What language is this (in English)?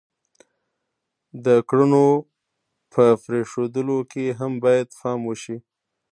Pashto